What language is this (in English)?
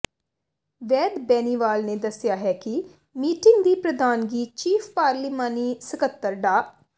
Punjabi